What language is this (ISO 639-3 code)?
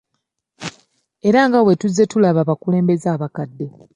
lug